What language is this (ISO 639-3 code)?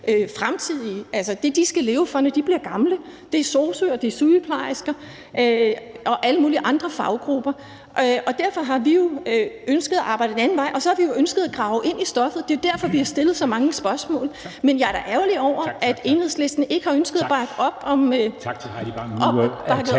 dan